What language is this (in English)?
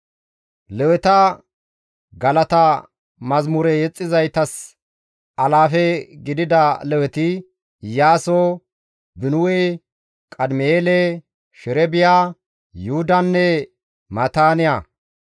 Gamo